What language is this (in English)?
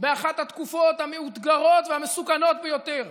Hebrew